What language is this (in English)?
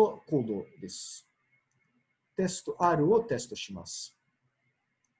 Japanese